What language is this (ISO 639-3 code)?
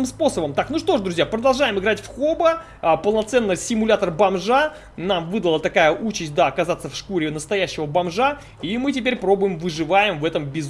rus